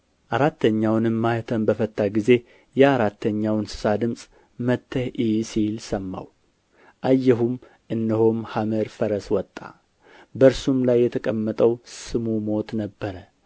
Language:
Amharic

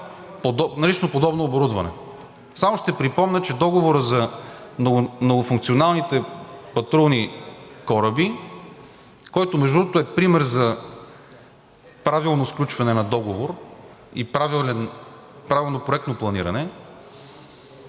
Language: Bulgarian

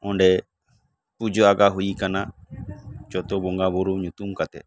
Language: Santali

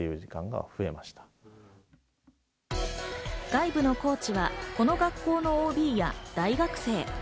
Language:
Japanese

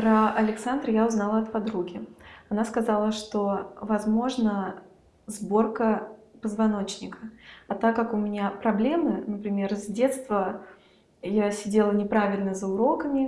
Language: Russian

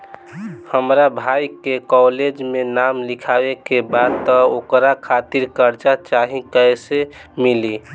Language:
Bhojpuri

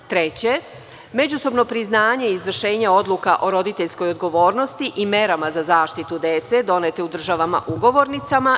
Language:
Serbian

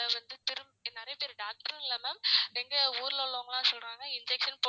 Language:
Tamil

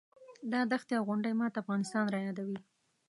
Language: Pashto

